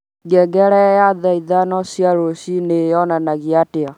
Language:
Kikuyu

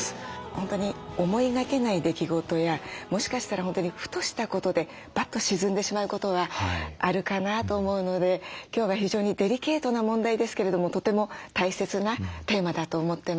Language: Japanese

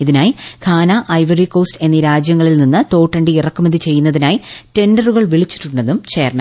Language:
Malayalam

